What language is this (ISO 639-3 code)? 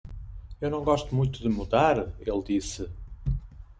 por